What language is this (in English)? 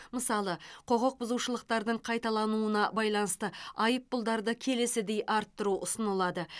Kazakh